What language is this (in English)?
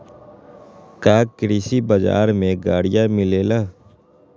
Magahi